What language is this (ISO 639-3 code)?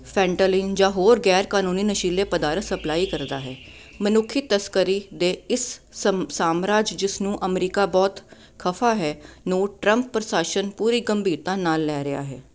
pan